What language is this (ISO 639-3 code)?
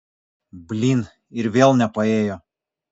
lit